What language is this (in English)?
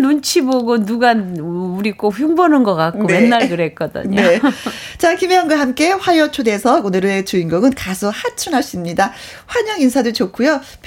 Korean